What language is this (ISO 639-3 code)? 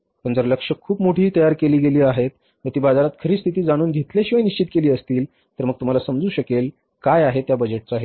mar